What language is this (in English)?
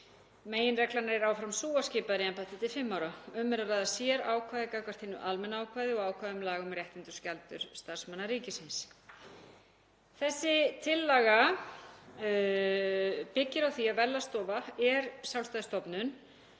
Icelandic